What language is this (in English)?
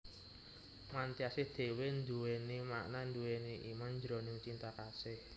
Javanese